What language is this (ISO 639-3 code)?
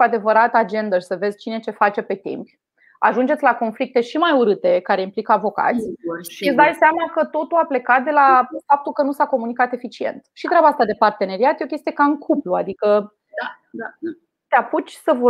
ron